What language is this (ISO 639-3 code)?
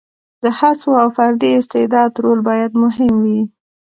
pus